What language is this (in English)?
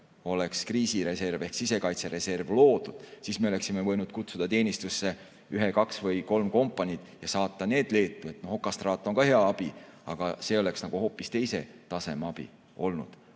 Estonian